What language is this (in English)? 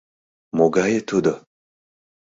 Mari